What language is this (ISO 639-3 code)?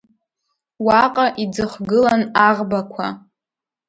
abk